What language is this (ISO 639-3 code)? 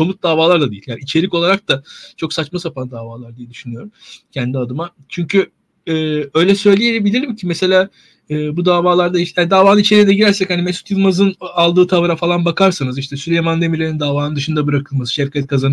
tur